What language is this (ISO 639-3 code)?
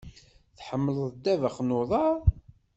kab